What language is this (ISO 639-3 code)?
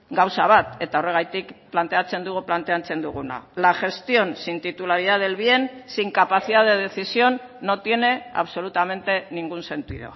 spa